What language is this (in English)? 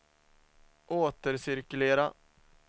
Swedish